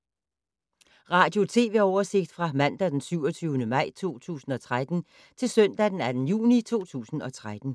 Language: Danish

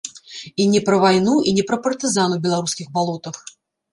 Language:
Belarusian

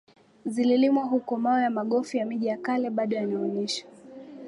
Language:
Swahili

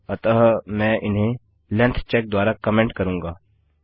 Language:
Hindi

